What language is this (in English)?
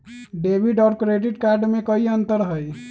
Magahi